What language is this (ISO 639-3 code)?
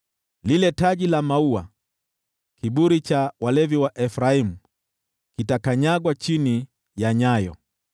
swa